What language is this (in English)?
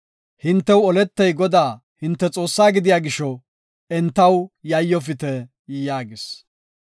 Gofa